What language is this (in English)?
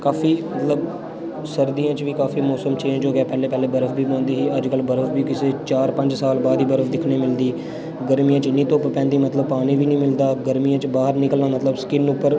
Dogri